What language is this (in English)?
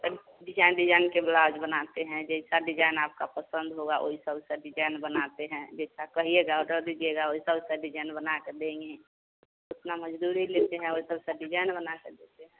Hindi